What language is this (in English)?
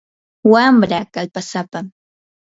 Yanahuanca Pasco Quechua